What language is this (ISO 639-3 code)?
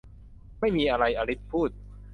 tha